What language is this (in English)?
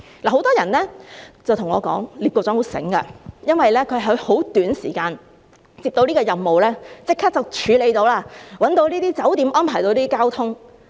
Cantonese